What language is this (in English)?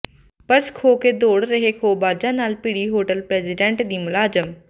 Punjabi